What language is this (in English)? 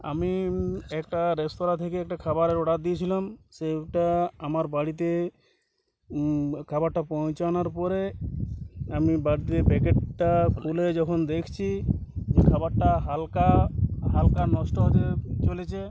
Bangla